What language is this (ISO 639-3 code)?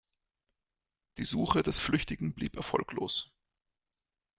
deu